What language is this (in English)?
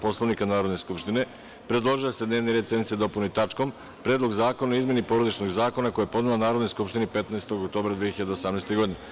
Serbian